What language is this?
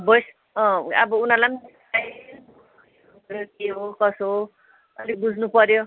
Nepali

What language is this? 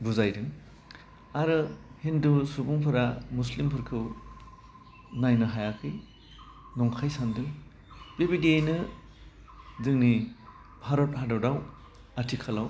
Bodo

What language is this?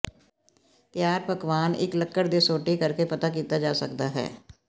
Punjabi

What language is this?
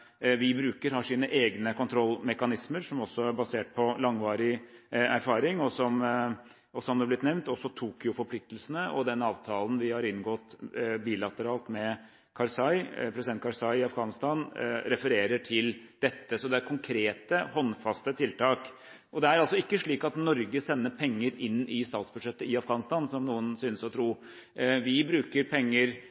Norwegian Bokmål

